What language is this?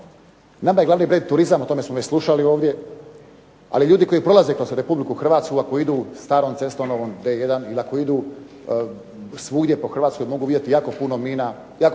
Croatian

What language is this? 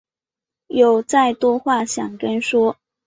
Chinese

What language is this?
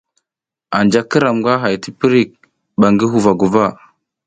South Giziga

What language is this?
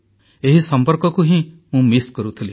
Odia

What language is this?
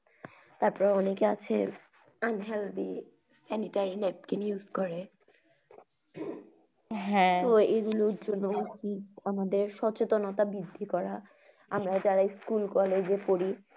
Bangla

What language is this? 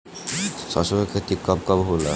Bhojpuri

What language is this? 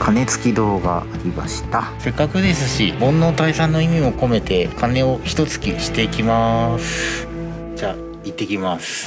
Japanese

